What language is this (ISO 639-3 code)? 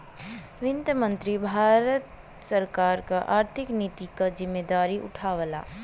bho